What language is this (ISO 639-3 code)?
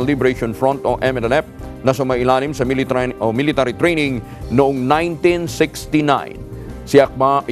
fil